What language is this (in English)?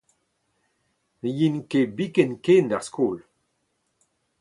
Breton